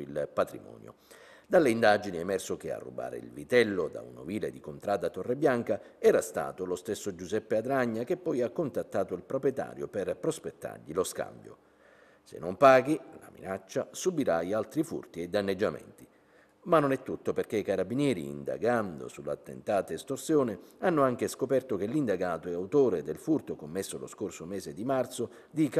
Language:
Italian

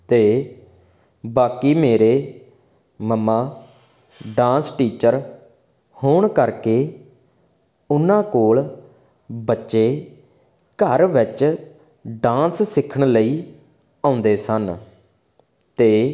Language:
Punjabi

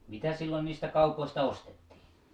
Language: Finnish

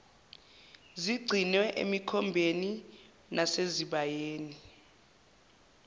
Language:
Zulu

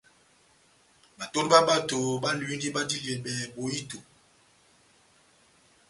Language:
Batanga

